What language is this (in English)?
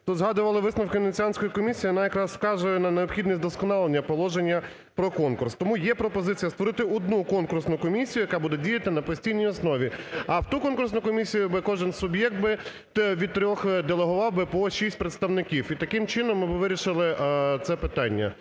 Ukrainian